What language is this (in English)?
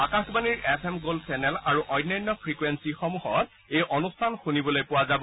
Assamese